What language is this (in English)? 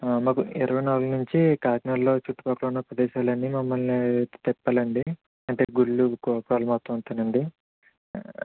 Telugu